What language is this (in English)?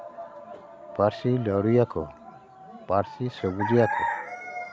Santali